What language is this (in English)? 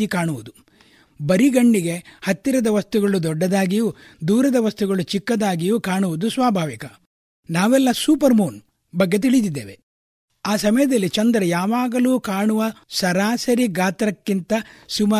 Kannada